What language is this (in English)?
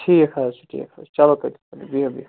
Kashmiri